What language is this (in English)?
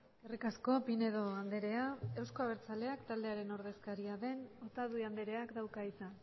Basque